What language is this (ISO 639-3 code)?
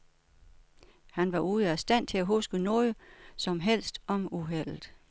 dan